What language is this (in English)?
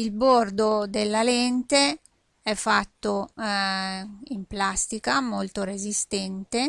Italian